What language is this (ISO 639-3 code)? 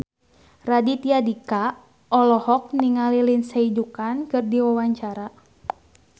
sun